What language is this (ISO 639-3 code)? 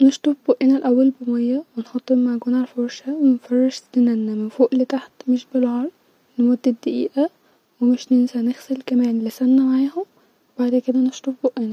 arz